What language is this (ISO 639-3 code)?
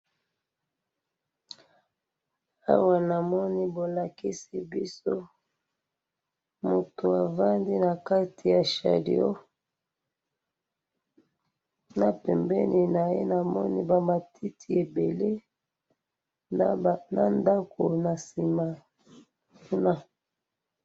lin